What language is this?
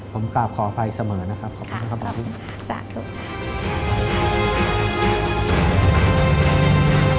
Thai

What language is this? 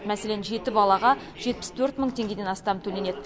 Kazakh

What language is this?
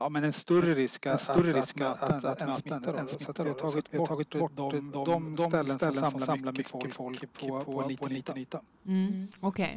Swedish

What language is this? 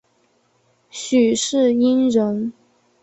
Chinese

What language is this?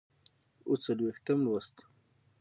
Pashto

